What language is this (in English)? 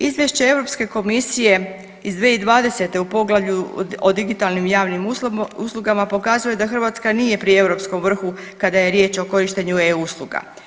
Croatian